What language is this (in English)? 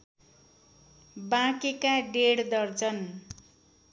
Nepali